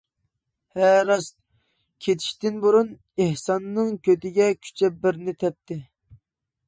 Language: Uyghur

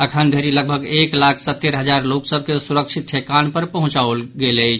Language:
Maithili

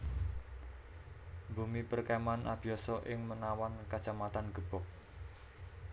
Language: Javanese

